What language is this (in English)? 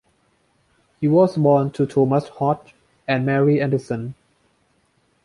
English